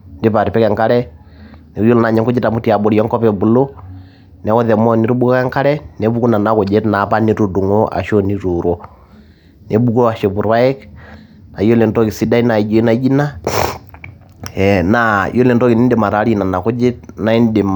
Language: Masai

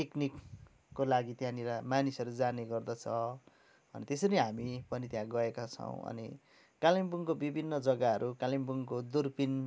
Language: Nepali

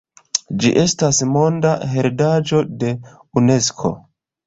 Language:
Esperanto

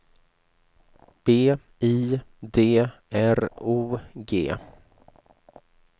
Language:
Swedish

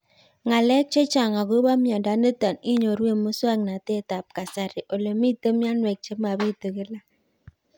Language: Kalenjin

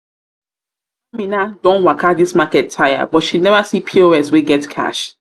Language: Nigerian Pidgin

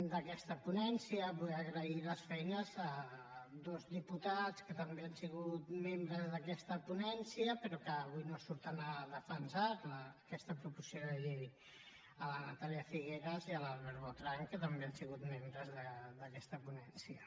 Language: Catalan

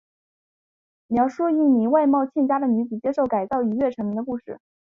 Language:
Chinese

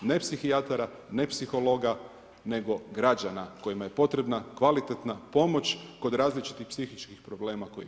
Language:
Croatian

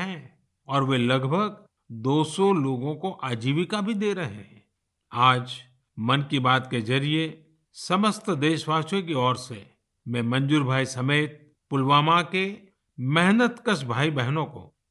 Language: Hindi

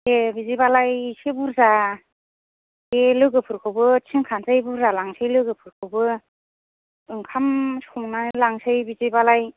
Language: Bodo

